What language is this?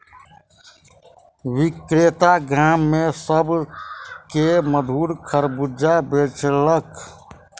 Maithili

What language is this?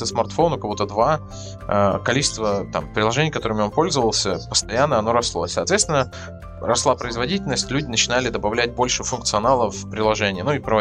Russian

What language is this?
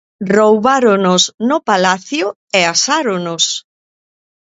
Galician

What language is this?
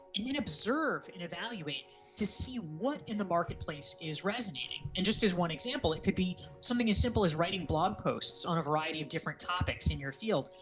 English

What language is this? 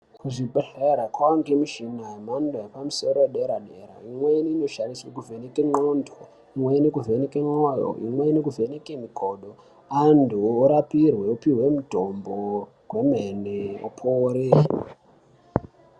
Ndau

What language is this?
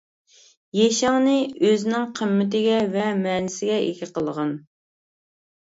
Uyghur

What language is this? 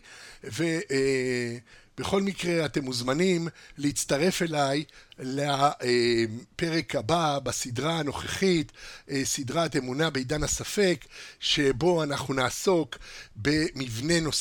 Hebrew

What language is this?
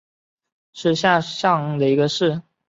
Chinese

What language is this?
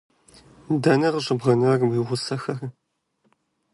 Kabardian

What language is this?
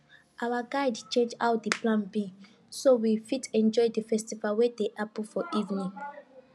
Nigerian Pidgin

